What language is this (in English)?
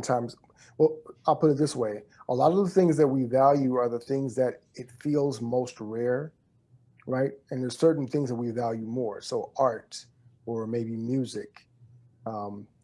English